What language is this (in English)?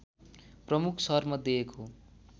Nepali